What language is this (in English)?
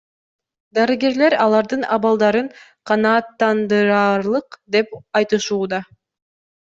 Kyrgyz